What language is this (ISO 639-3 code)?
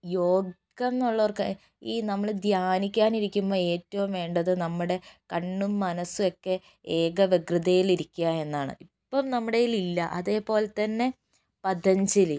mal